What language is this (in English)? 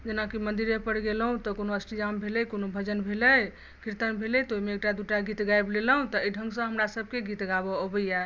Maithili